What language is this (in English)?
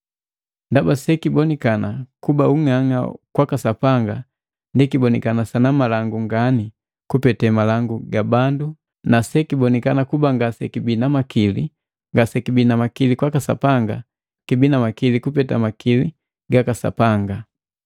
Matengo